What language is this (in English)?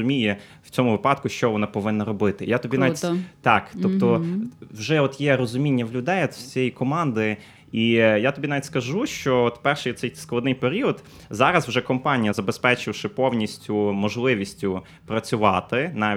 Ukrainian